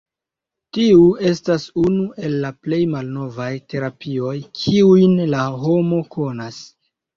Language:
Esperanto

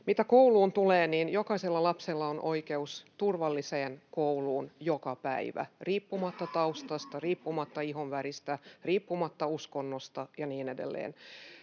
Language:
Finnish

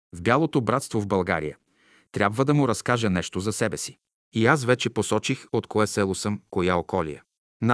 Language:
Bulgarian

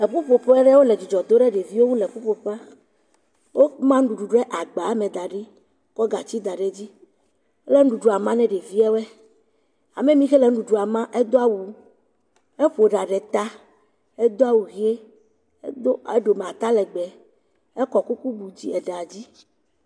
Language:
Ewe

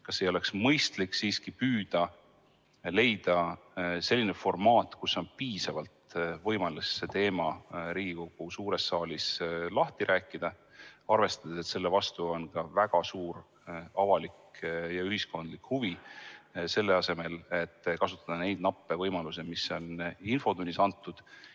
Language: Estonian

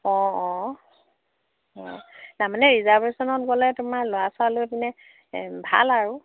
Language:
Assamese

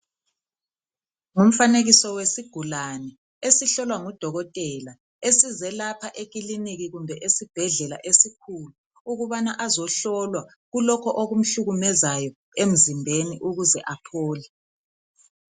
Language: North Ndebele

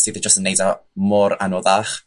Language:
Welsh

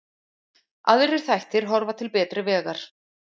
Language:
Icelandic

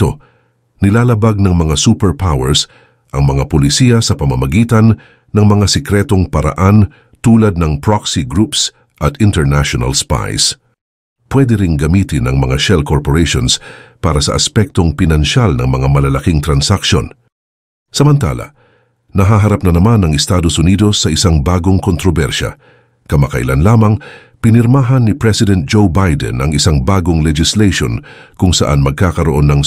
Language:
Filipino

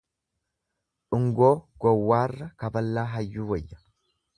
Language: Oromo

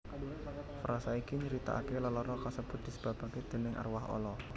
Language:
Javanese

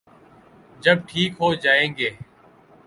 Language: Urdu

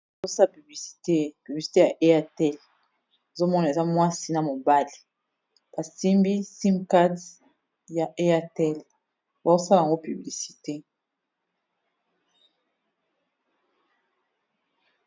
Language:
Lingala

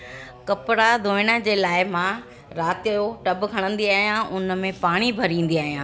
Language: Sindhi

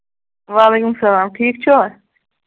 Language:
Kashmiri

